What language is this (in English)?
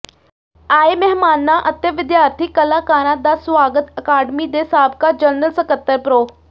Punjabi